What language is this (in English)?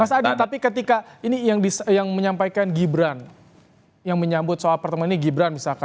Indonesian